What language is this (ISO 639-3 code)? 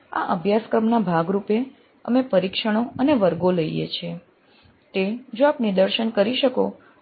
guj